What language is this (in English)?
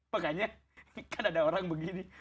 Indonesian